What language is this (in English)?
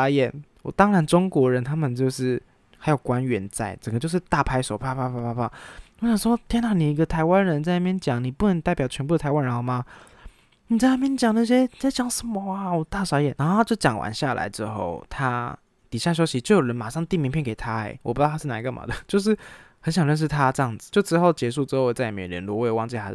Chinese